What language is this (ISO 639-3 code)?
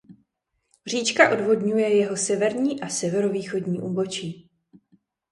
ces